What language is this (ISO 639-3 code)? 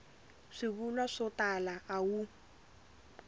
tso